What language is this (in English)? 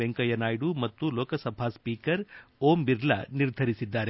Kannada